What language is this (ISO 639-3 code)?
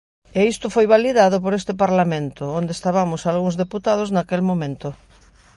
glg